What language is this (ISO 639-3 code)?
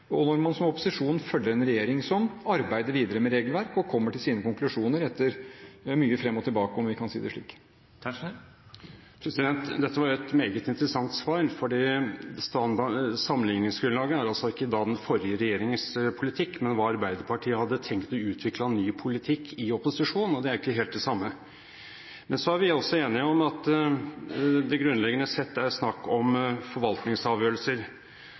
nob